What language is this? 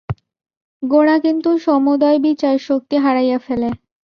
Bangla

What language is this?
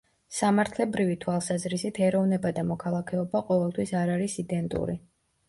Georgian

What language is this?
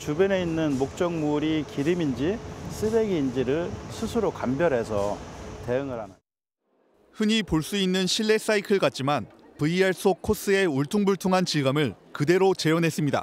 Korean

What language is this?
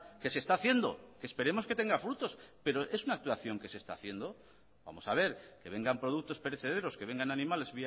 Spanish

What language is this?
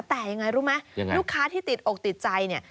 Thai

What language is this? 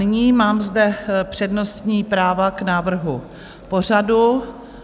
Czech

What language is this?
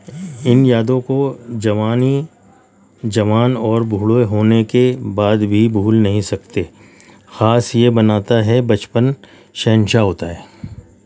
Urdu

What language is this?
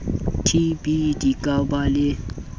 Southern Sotho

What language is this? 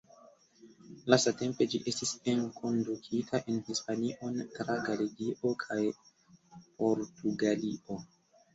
Esperanto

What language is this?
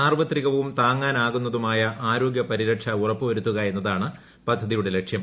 Malayalam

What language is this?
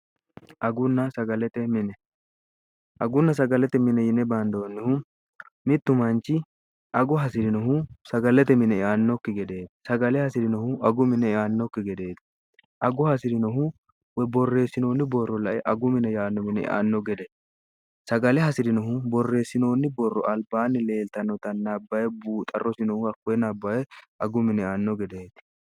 Sidamo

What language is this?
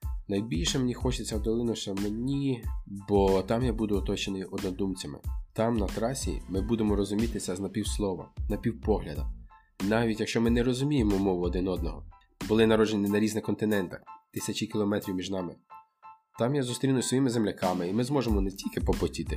Ukrainian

